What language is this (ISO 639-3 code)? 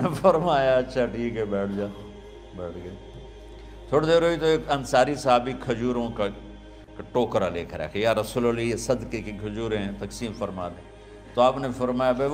urd